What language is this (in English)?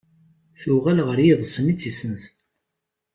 Kabyle